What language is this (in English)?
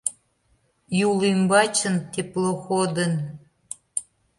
Mari